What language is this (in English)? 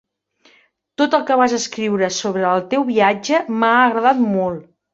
Catalan